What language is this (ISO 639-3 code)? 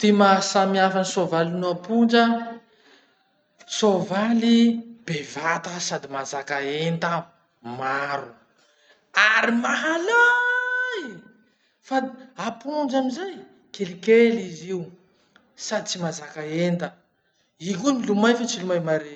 msh